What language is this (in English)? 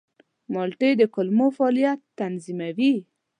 Pashto